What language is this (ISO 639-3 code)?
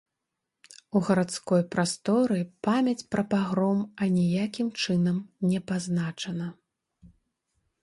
bel